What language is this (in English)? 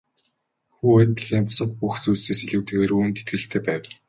Mongolian